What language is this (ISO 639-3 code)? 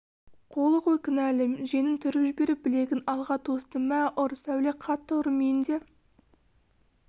kaz